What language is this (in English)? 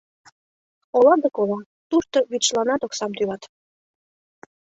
Mari